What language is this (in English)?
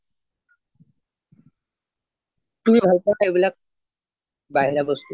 Assamese